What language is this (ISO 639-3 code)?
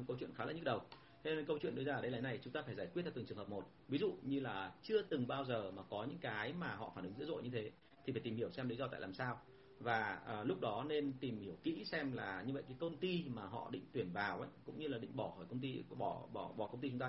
vie